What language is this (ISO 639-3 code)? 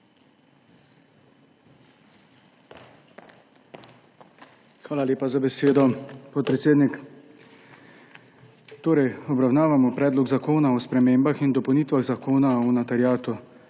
slv